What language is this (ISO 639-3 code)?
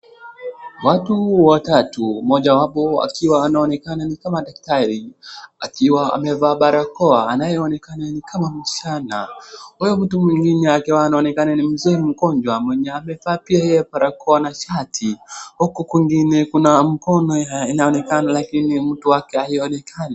swa